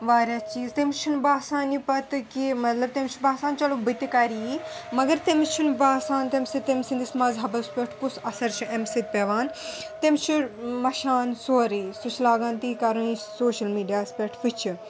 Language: Kashmiri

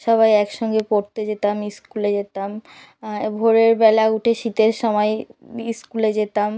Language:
Bangla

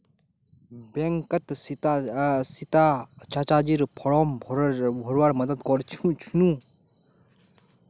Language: Magahi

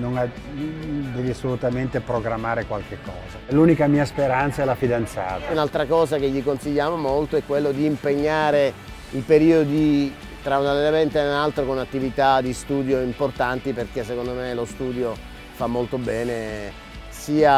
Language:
Italian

